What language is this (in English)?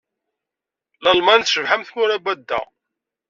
Kabyle